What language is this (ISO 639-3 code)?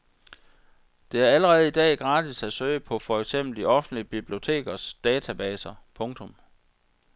dan